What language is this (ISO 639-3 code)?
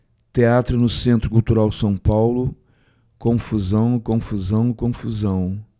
por